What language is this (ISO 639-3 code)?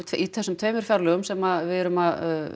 isl